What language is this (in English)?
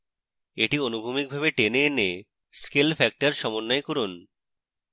Bangla